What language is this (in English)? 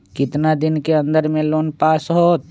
Magahi